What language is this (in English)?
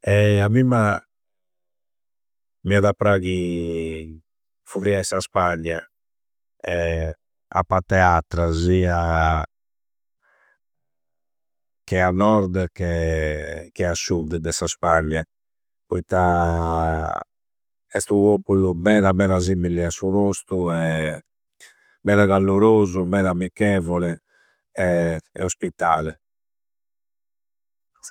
Campidanese Sardinian